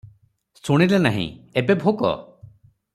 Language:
Odia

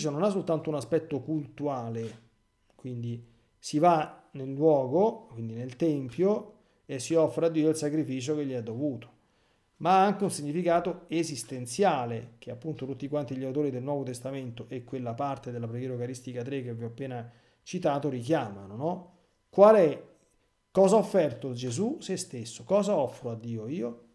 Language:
Italian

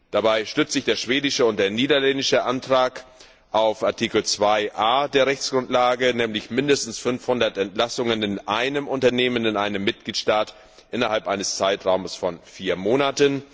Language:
German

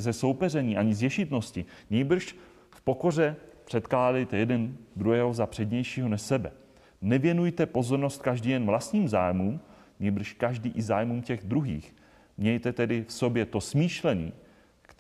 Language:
Czech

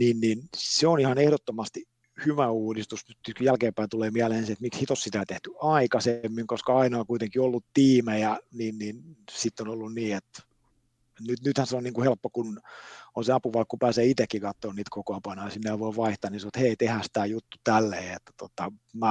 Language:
Finnish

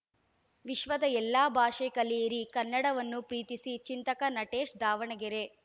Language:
Kannada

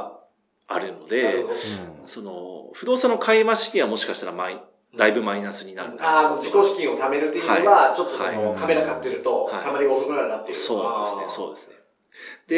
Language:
Japanese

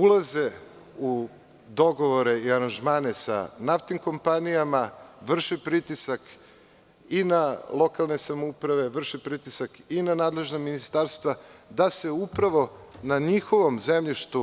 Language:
Serbian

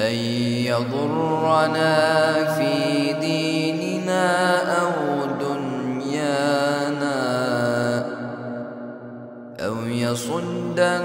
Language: Arabic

